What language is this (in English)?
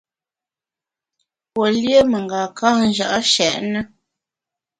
Bamun